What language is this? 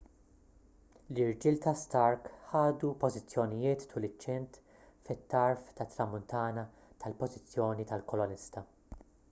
Maltese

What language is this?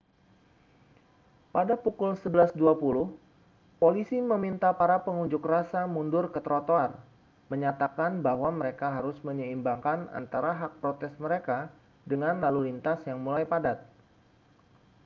Indonesian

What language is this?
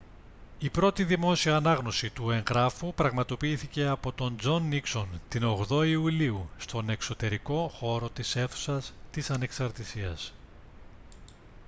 Greek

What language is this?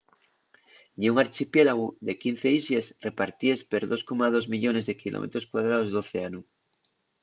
Asturian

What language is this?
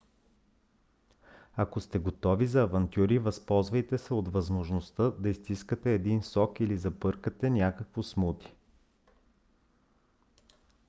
Bulgarian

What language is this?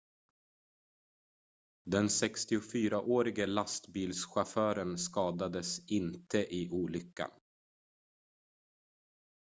Swedish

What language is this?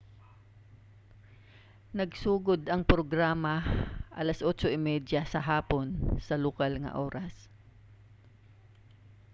Cebuano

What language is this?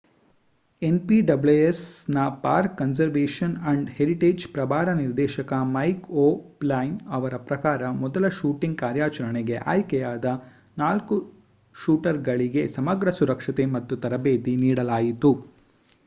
Kannada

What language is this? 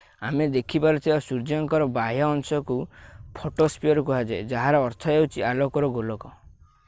Odia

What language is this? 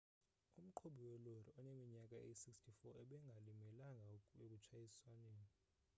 Xhosa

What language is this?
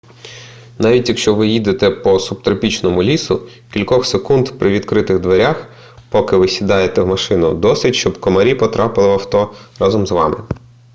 Ukrainian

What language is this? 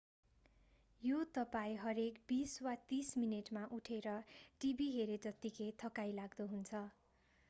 Nepali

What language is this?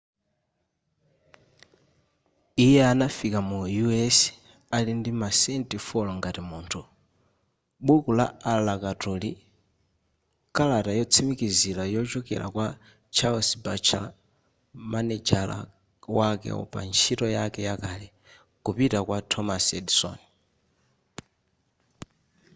Nyanja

